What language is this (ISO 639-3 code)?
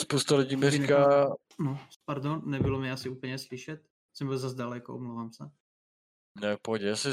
ces